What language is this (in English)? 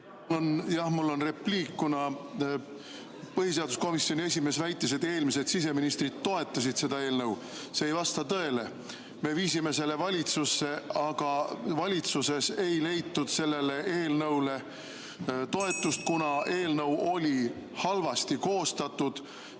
Estonian